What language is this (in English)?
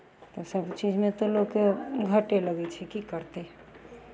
Maithili